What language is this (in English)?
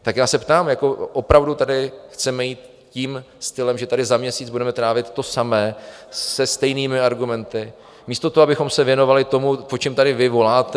Czech